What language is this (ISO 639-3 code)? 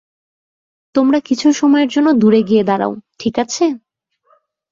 ben